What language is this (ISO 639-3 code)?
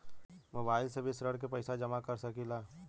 bho